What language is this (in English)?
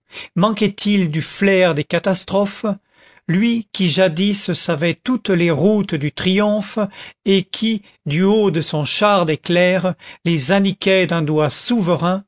French